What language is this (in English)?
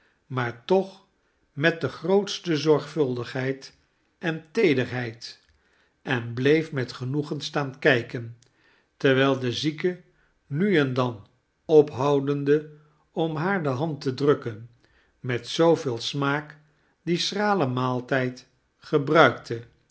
Dutch